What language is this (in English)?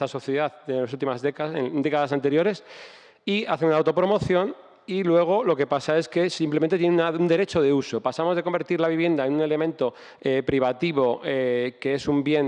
Spanish